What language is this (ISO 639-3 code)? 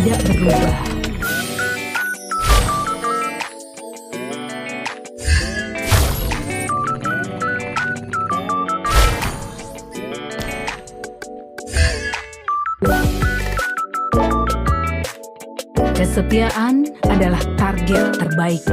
ind